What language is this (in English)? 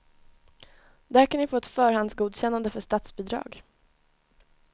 Swedish